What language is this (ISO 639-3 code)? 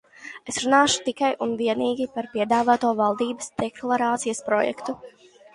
lav